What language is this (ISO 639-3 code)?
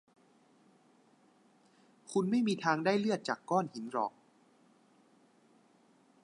tha